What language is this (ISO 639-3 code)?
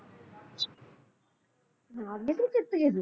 pan